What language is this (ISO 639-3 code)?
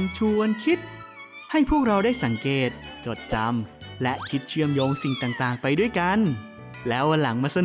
tha